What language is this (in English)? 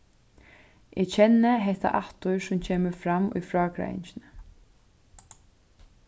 Faroese